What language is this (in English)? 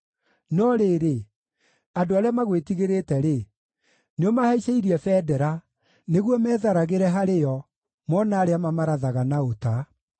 Kikuyu